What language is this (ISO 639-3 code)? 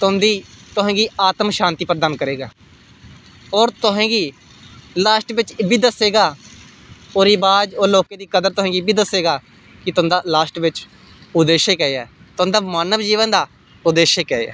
doi